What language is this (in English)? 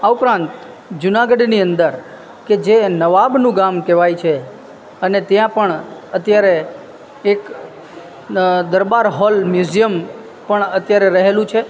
Gujarati